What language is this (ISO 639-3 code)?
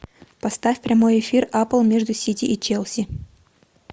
rus